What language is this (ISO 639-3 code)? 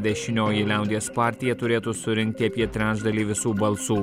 lit